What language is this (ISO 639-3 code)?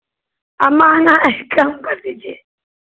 hin